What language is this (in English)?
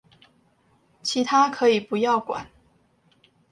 Chinese